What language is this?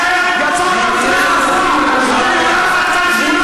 Hebrew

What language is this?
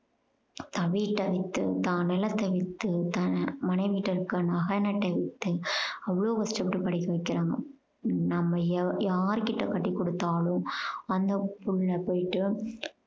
Tamil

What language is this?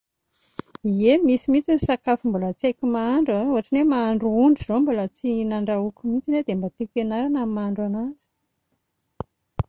Malagasy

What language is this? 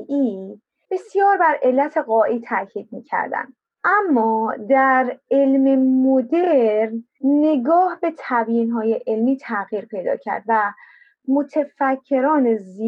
Persian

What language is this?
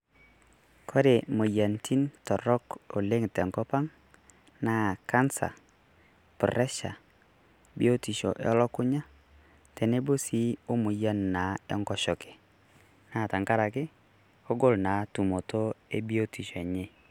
Masai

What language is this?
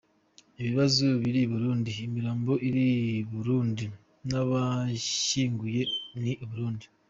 Kinyarwanda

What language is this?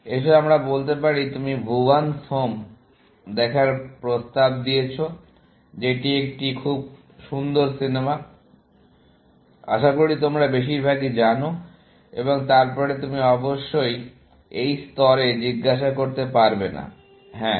Bangla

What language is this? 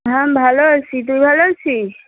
Bangla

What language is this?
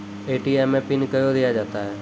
Maithili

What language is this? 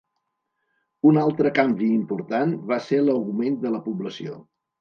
Catalan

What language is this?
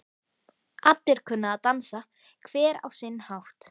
Icelandic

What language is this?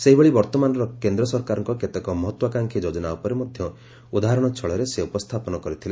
Odia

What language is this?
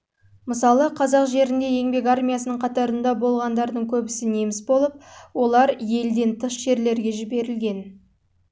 Kazakh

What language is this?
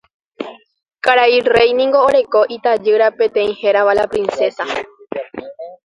Guarani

